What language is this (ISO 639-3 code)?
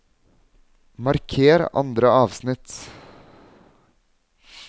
nor